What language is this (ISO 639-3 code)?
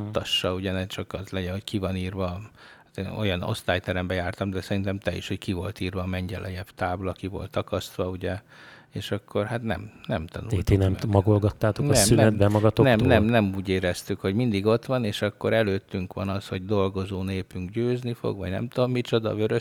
hun